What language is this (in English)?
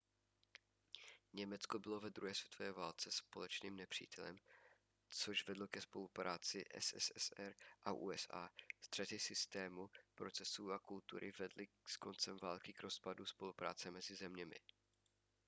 Czech